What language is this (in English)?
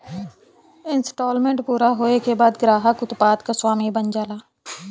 Bhojpuri